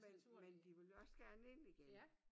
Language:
Danish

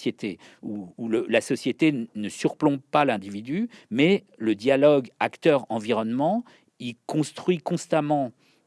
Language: French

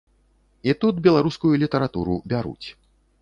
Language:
Belarusian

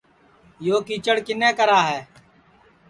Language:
Sansi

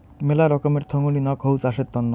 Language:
Bangla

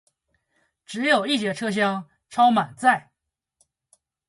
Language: Chinese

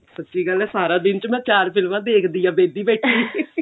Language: Punjabi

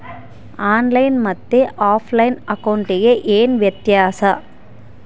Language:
Kannada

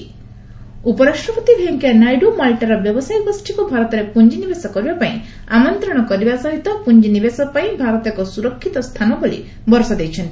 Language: Odia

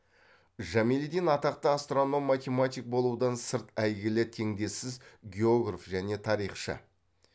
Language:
Kazakh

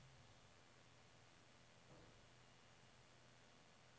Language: Norwegian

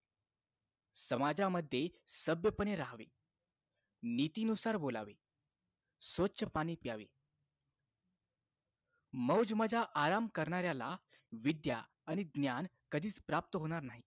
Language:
Marathi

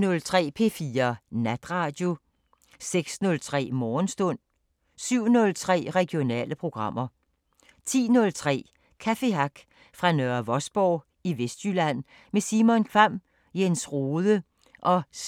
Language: Danish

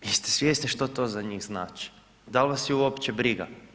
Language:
Croatian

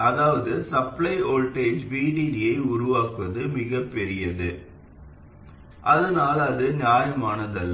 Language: Tamil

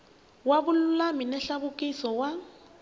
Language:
Tsonga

